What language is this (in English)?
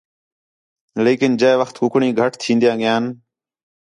Khetrani